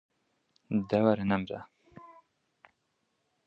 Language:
Kurdish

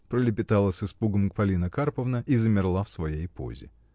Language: Russian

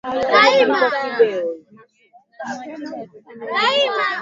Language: Swahili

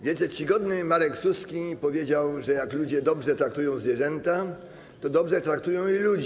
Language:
Polish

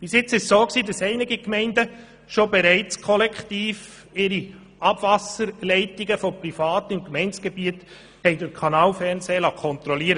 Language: Swiss German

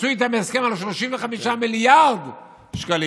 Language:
Hebrew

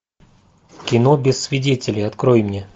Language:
Russian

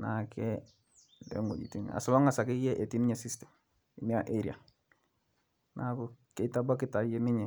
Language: Masai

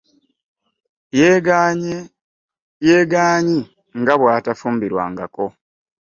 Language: Ganda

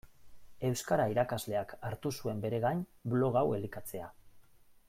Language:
Basque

